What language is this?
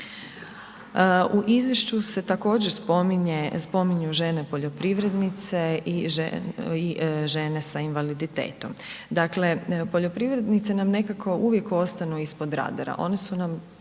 Croatian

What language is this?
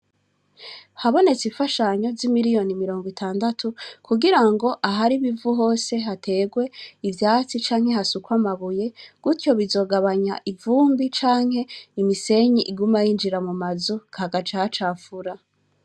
Rundi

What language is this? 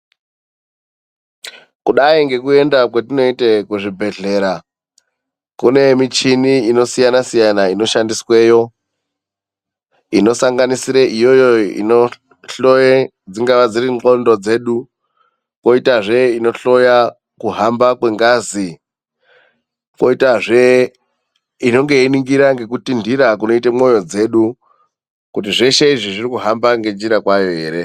Ndau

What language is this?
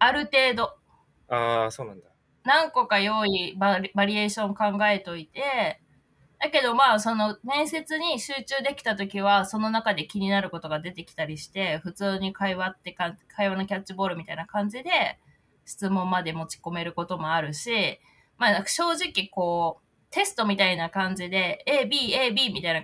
Japanese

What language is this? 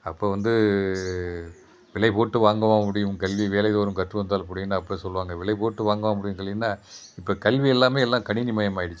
Tamil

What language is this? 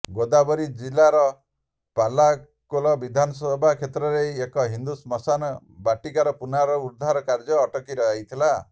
Odia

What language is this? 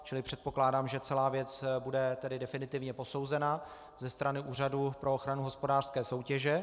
Czech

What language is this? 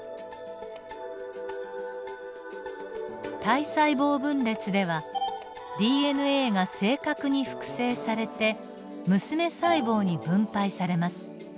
Japanese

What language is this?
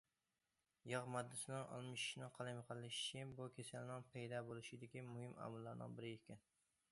Uyghur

